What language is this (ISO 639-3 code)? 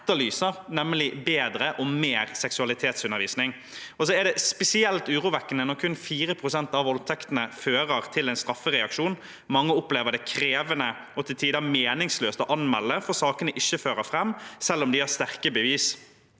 nor